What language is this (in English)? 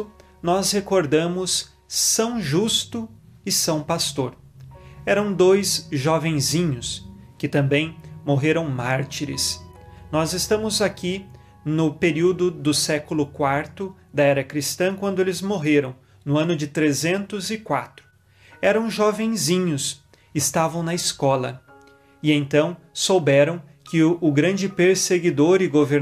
Portuguese